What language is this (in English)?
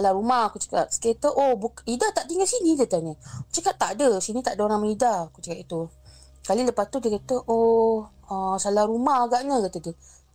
Malay